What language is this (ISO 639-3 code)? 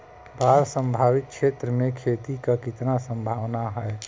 bho